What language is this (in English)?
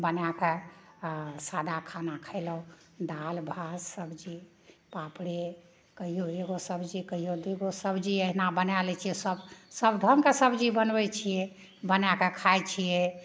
Maithili